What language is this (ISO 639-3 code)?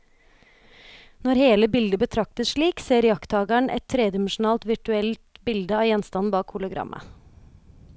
nor